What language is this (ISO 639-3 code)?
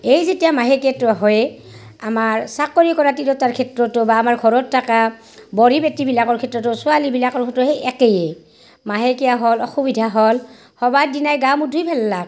asm